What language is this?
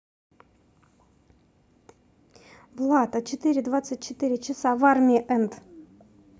Russian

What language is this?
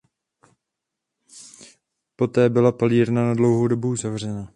Czech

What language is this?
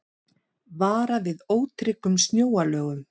Icelandic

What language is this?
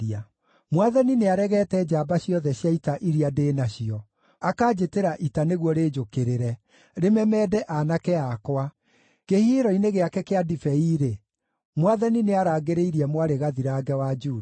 Kikuyu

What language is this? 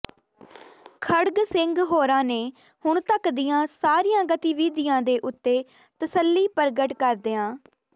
Punjabi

